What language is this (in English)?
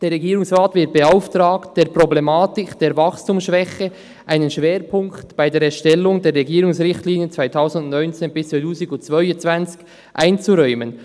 Swiss German